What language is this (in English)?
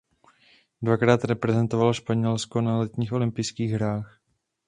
Czech